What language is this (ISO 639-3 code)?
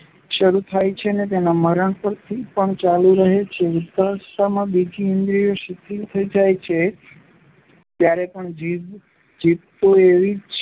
guj